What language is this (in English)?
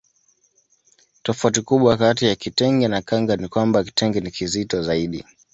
Swahili